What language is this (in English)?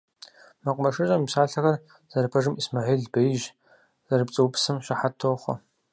Kabardian